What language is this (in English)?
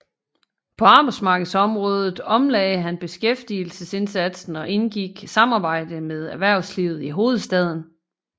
Danish